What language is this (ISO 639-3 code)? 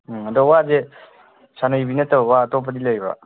mni